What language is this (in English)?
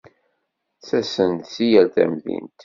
Kabyle